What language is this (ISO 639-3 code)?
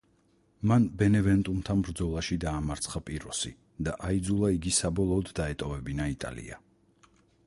kat